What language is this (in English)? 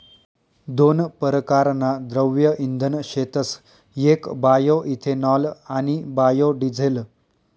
Marathi